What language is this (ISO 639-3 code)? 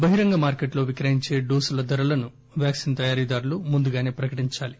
tel